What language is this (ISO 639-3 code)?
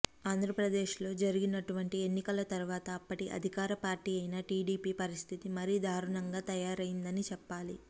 tel